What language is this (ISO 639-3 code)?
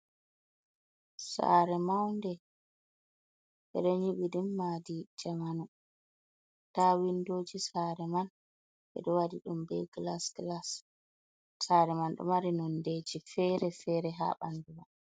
ful